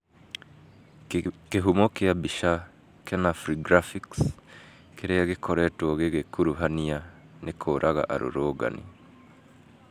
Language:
Kikuyu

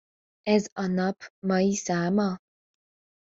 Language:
Hungarian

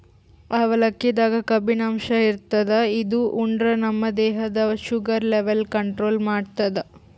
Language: Kannada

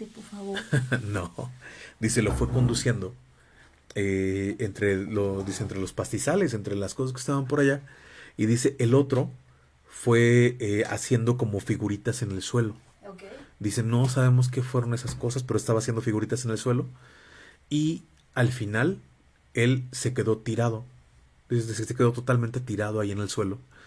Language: Spanish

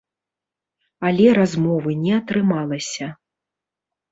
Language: Belarusian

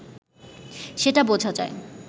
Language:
Bangla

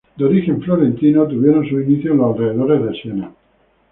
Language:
Spanish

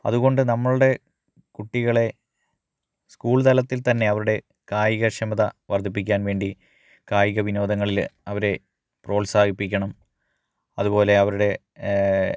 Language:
Malayalam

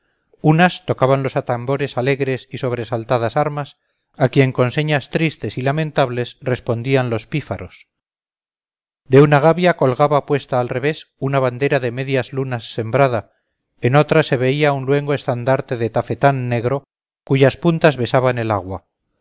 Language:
Spanish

